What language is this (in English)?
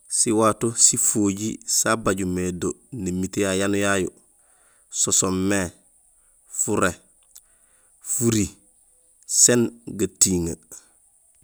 Gusilay